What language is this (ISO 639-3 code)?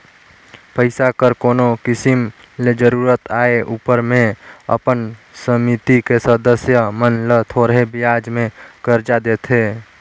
hne